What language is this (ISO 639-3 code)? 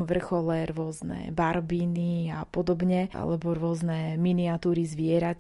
slk